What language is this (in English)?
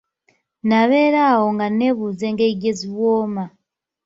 Ganda